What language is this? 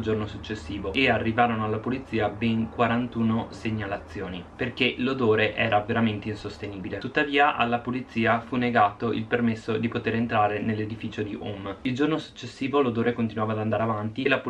Italian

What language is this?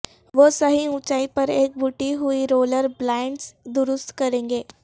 Urdu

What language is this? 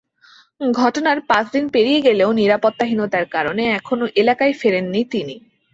Bangla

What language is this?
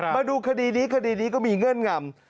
Thai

